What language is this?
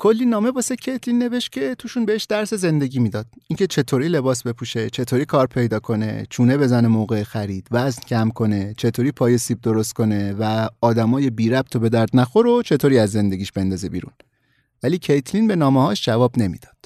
Persian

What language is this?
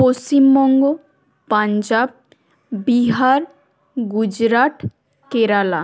Bangla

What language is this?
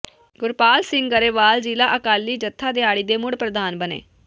Punjabi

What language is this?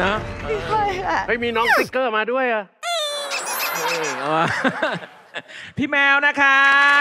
Thai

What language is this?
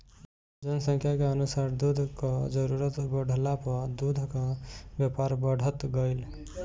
Bhojpuri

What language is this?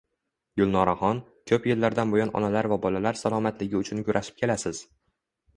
Uzbek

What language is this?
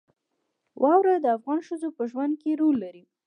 Pashto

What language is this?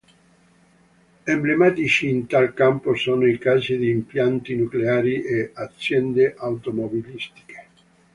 Italian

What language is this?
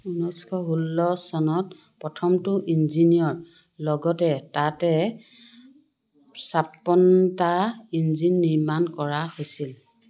Assamese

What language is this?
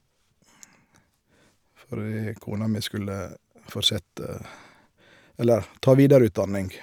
Norwegian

